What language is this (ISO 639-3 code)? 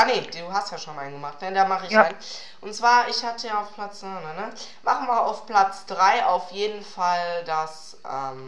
deu